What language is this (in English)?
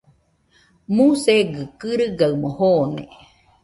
Nüpode Huitoto